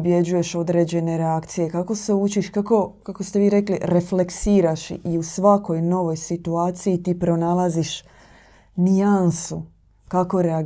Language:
Croatian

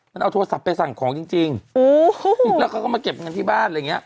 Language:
Thai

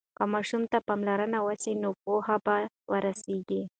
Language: Pashto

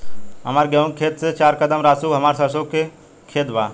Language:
Bhojpuri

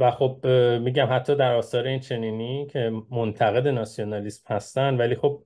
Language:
Persian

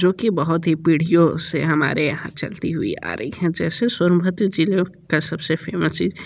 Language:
Hindi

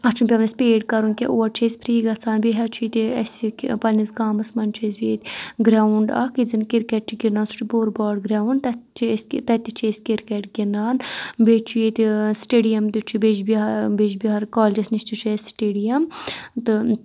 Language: Kashmiri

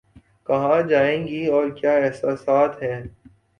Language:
Urdu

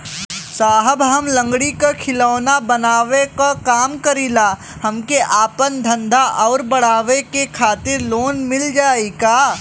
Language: Bhojpuri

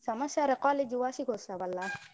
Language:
Kannada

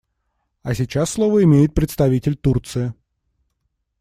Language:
Russian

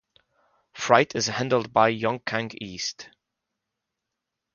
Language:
English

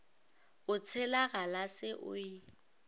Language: Northern Sotho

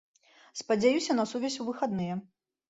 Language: Belarusian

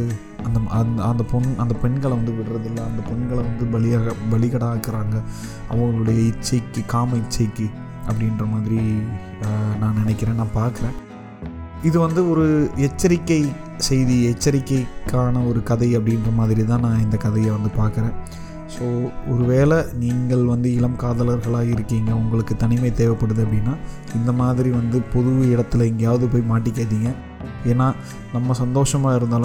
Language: Tamil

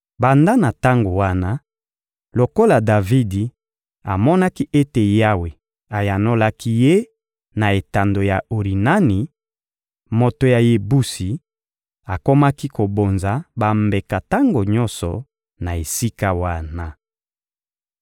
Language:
Lingala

